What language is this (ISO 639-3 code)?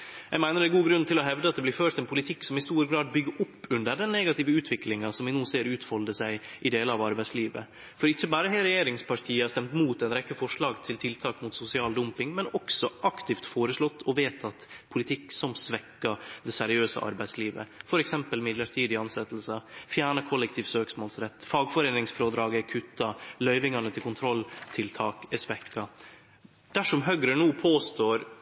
nno